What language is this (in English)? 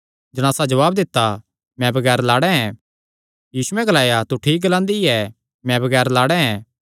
Kangri